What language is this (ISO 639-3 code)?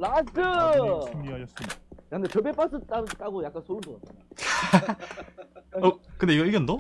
kor